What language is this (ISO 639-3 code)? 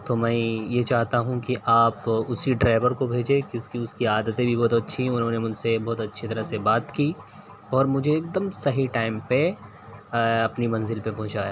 urd